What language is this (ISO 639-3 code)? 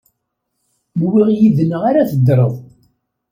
kab